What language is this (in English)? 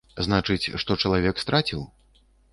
Belarusian